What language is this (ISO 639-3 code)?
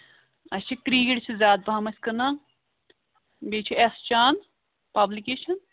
kas